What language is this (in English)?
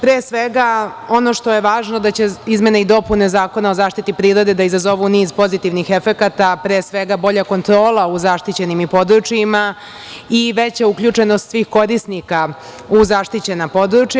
Serbian